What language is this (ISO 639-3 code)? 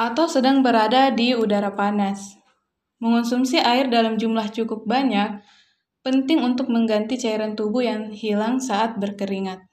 ind